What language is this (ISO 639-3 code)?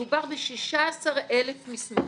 heb